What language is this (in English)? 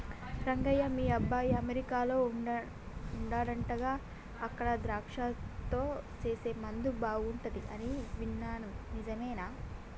Telugu